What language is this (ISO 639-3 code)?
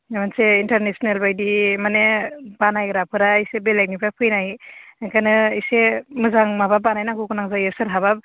brx